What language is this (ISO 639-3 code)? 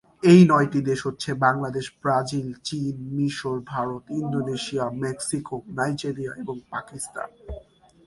ben